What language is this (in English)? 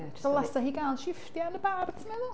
Welsh